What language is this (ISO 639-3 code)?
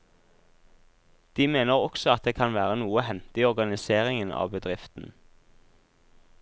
nor